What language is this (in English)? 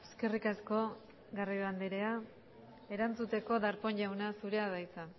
Basque